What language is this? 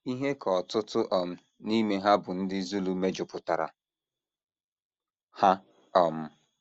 Igbo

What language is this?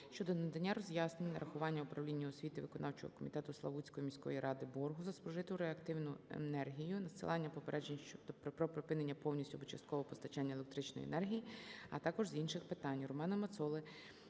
Ukrainian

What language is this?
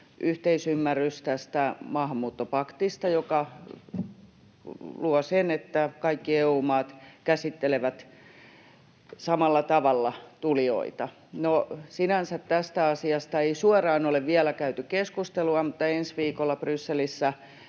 Finnish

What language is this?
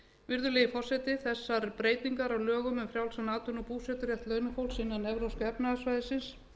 Icelandic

